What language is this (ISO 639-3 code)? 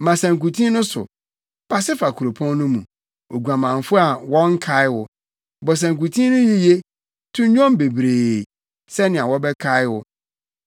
aka